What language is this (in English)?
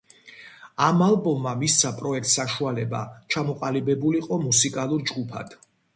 Georgian